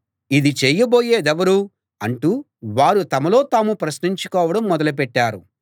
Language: Telugu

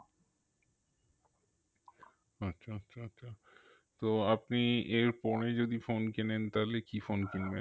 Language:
Bangla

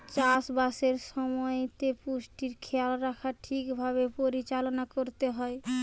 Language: Bangla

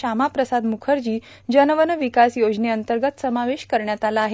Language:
Marathi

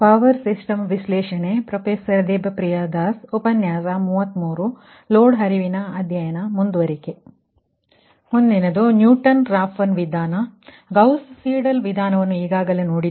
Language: Kannada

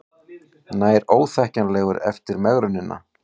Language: Icelandic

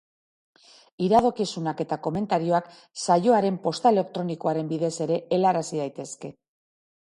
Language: Basque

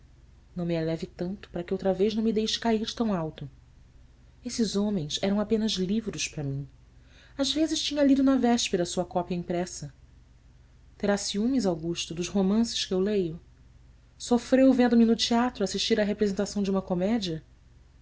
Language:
Portuguese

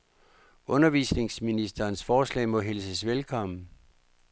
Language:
Danish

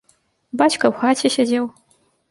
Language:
Belarusian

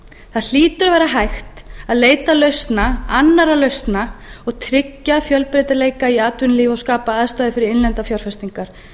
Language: Icelandic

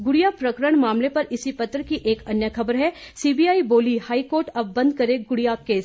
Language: Hindi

